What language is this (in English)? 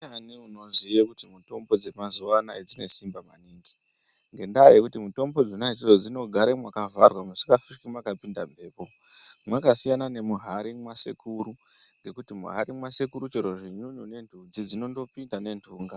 Ndau